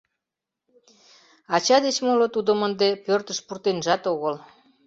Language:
Mari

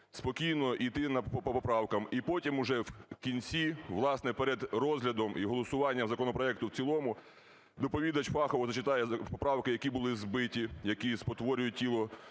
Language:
Ukrainian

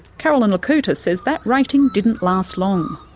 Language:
English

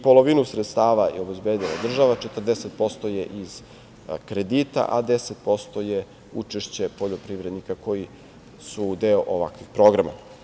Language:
Serbian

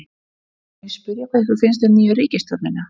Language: Icelandic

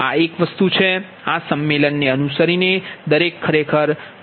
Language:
Gujarati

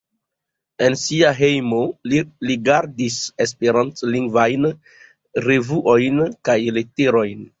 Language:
Esperanto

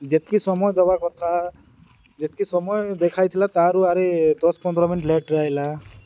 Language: Odia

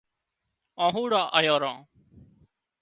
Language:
Wadiyara Koli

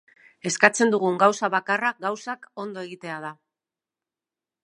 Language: Basque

